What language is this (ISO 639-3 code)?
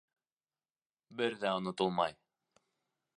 bak